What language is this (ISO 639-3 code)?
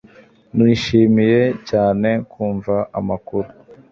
kin